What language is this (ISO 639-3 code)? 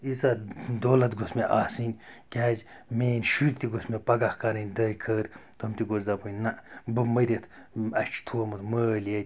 kas